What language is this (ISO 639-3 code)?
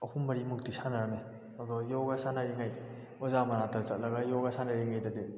mni